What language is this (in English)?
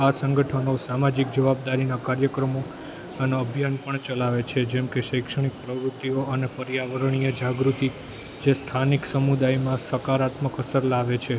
Gujarati